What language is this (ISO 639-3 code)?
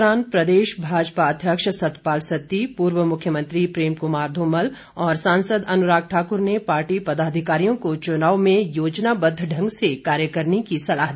hin